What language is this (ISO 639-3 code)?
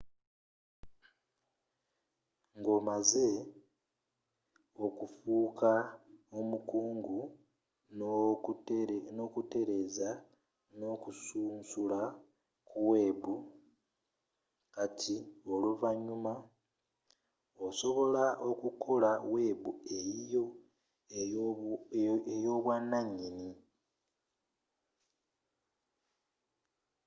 lug